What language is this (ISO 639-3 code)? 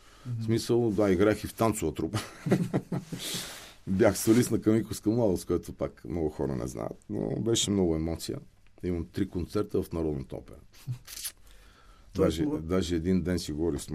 bul